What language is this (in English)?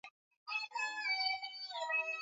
Swahili